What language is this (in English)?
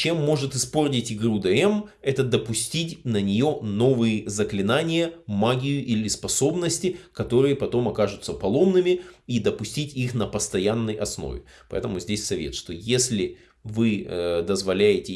Russian